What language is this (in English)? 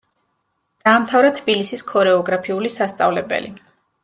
Georgian